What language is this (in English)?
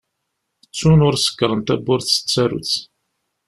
Kabyle